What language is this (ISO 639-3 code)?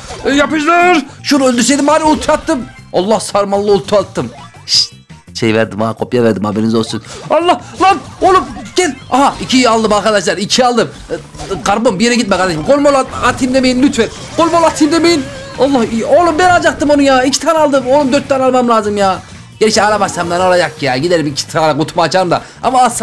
tur